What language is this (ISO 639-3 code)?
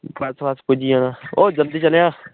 doi